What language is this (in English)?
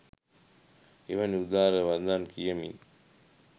Sinhala